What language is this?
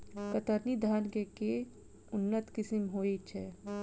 Maithili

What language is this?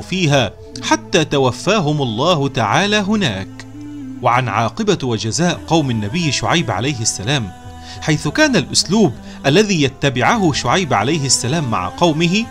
Arabic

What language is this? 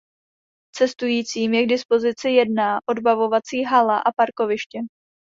Czech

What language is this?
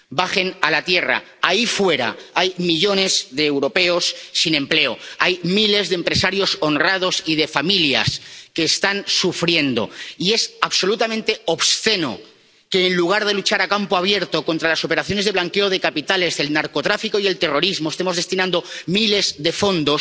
Spanish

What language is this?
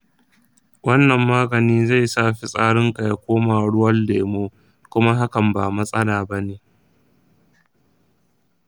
Hausa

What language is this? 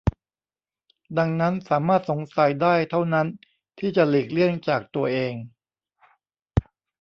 Thai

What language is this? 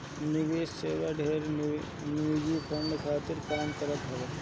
Bhojpuri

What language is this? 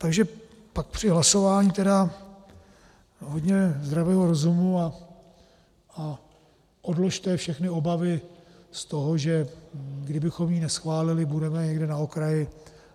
Czech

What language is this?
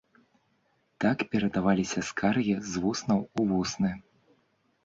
Belarusian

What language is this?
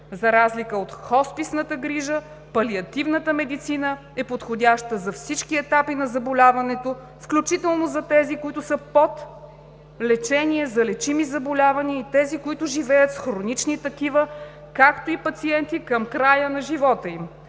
Bulgarian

